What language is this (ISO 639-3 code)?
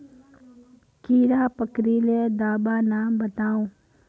mag